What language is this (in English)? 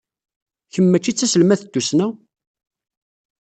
Kabyle